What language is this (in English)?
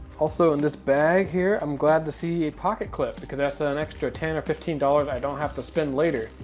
English